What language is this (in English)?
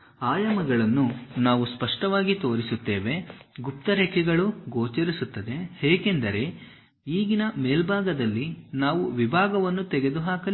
Kannada